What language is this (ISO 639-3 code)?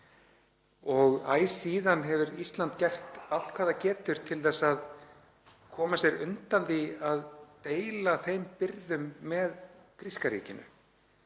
isl